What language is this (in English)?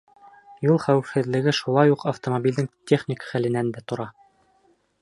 Bashkir